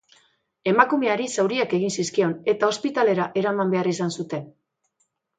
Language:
Basque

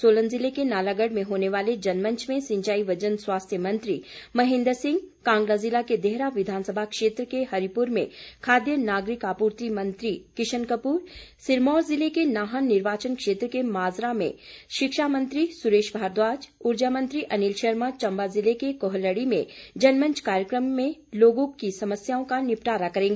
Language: Hindi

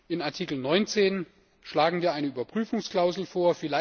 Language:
German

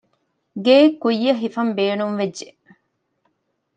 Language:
Divehi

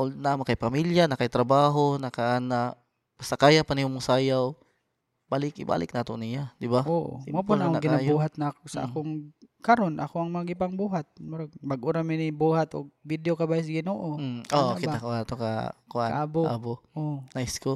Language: Filipino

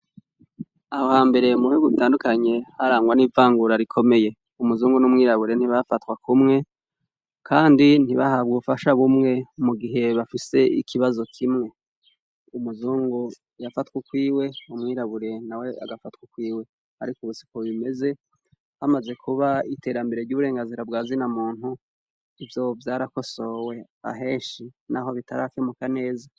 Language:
Rundi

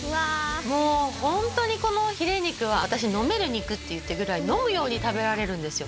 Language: Japanese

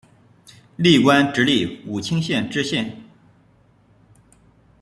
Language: Chinese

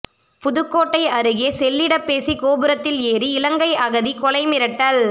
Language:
Tamil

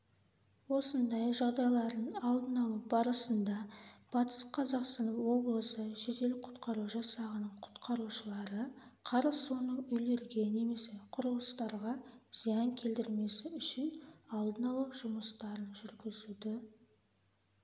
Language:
Kazakh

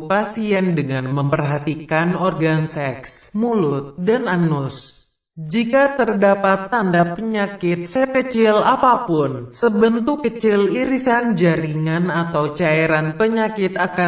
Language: Indonesian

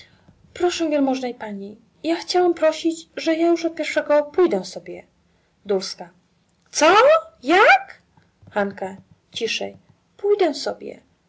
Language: Polish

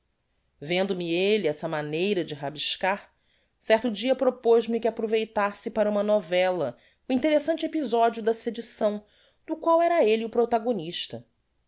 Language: Portuguese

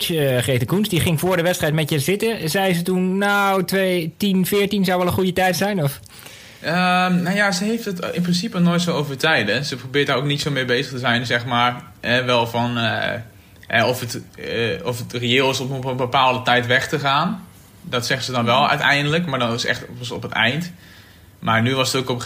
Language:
Dutch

